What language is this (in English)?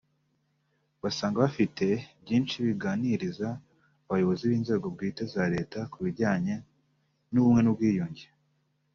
Kinyarwanda